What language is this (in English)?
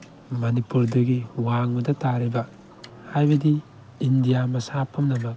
Manipuri